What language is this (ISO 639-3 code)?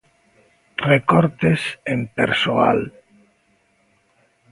glg